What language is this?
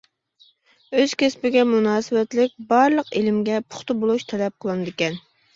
Uyghur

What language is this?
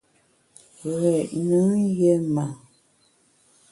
Bamun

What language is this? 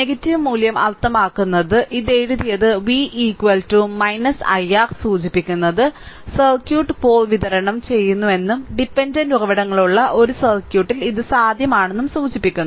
Malayalam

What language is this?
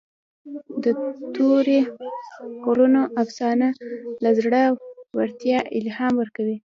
Pashto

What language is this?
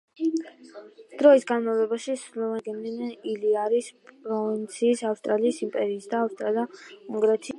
Georgian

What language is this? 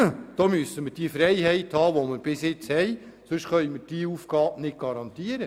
Swiss German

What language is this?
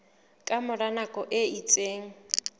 Southern Sotho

